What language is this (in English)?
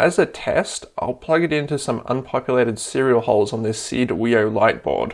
English